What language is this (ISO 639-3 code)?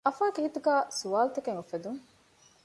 div